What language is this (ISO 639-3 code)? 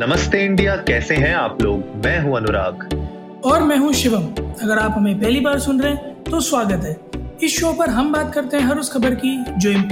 hin